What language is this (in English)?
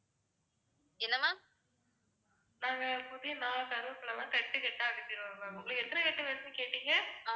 Tamil